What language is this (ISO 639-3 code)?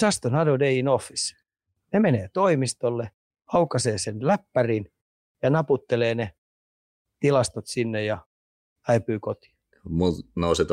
fin